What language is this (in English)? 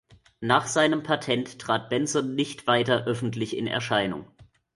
German